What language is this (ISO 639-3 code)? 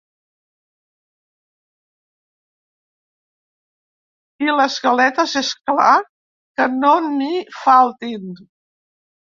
cat